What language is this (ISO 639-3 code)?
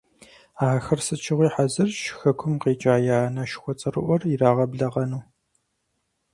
kbd